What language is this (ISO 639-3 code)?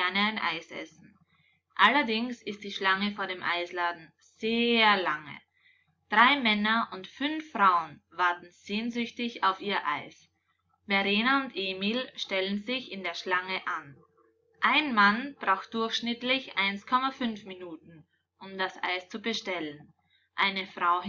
deu